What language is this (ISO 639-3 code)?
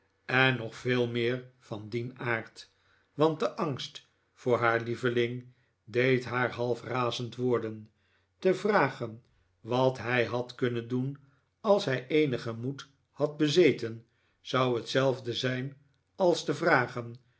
nld